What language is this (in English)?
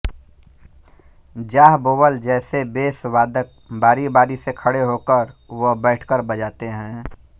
Hindi